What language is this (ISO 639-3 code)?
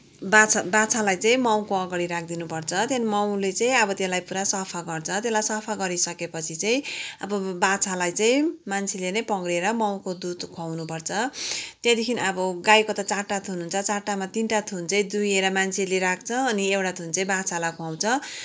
nep